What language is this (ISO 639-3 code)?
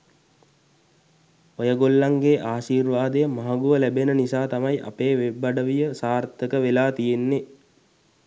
sin